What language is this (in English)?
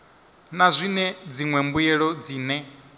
Venda